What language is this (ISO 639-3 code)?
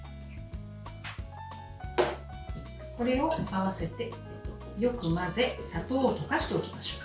jpn